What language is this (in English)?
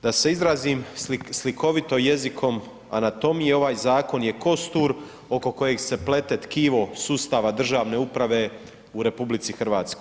Croatian